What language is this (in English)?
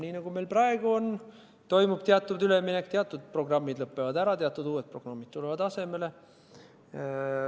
Estonian